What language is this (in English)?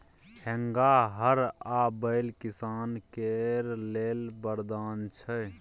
Maithili